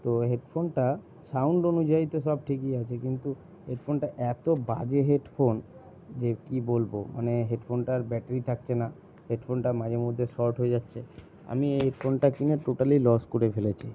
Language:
Bangla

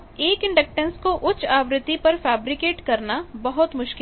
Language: Hindi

